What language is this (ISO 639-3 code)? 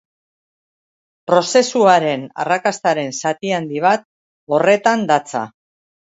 eus